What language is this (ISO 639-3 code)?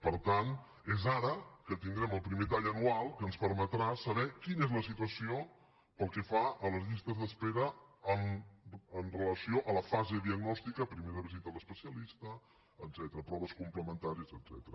cat